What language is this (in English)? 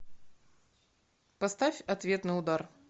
Russian